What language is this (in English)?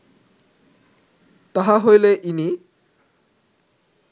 Bangla